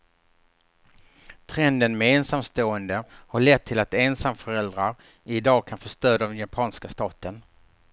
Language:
Swedish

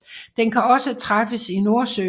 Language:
Danish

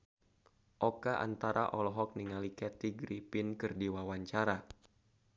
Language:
Sundanese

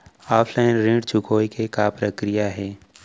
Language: Chhattisgarhi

